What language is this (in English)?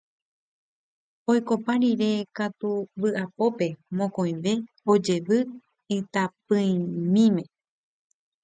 Guarani